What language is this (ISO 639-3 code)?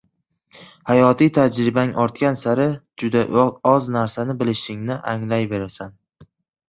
uzb